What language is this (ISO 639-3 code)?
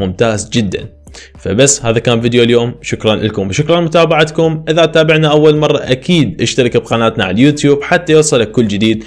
ara